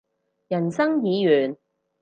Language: Cantonese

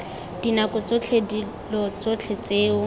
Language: Tswana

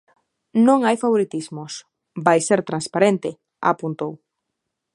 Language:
Galician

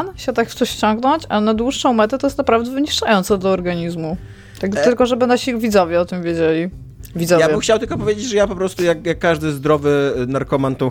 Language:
Polish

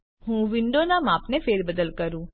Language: Gujarati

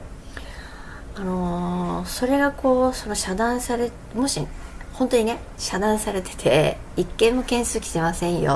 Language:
Japanese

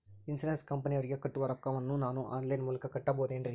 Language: Kannada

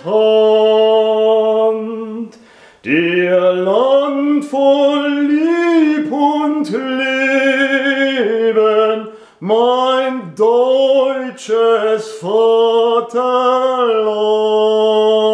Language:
German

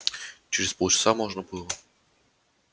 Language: Russian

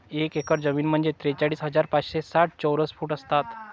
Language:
Marathi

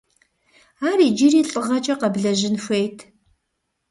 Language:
Kabardian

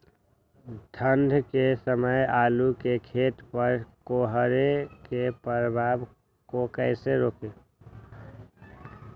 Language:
Magahi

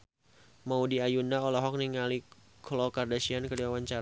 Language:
Sundanese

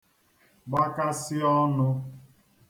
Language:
Igbo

